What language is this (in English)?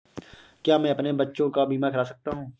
Hindi